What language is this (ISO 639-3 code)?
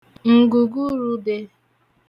ibo